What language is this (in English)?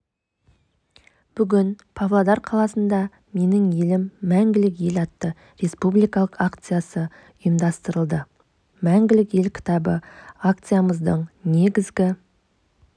Kazakh